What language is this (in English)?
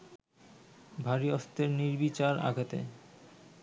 Bangla